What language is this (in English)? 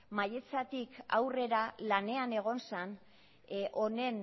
Basque